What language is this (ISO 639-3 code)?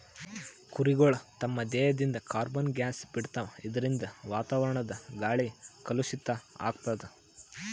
kan